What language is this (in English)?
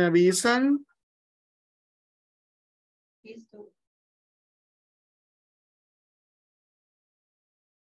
Spanish